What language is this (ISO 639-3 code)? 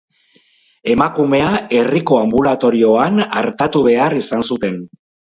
eus